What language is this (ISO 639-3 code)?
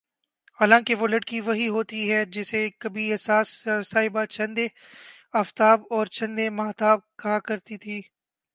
urd